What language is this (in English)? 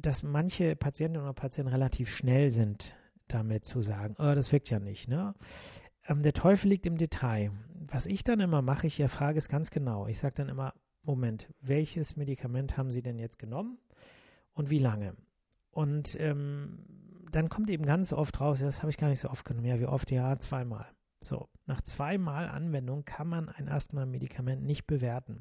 German